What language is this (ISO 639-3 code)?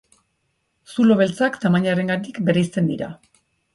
eus